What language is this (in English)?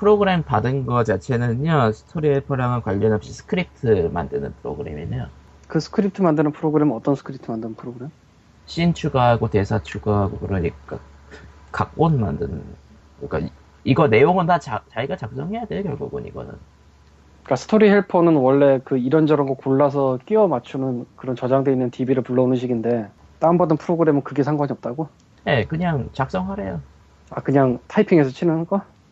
Korean